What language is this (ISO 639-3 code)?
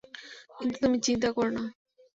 ben